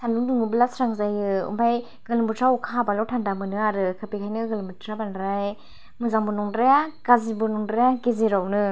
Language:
Bodo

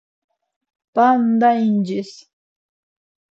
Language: Laz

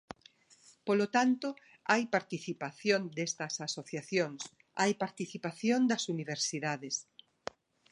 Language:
Galician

